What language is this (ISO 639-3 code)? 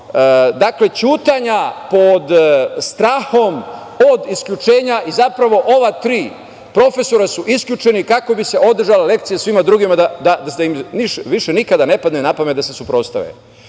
srp